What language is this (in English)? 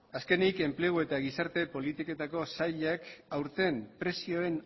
Basque